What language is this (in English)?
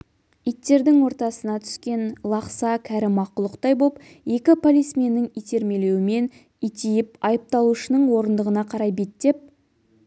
Kazakh